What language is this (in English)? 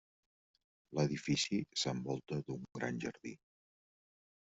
Catalan